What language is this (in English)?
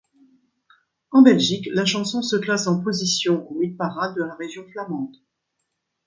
French